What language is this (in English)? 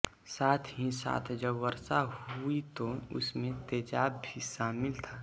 Hindi